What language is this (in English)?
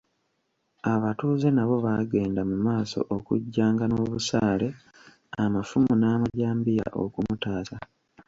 Ganda